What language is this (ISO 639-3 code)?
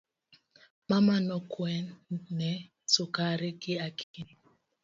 luo